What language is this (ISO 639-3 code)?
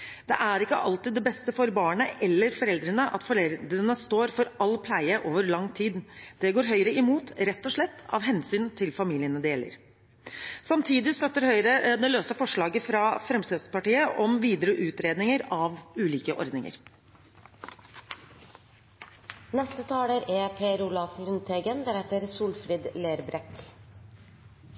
nob